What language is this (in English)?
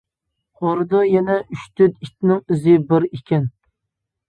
Uyghur